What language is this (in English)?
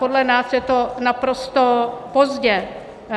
Czech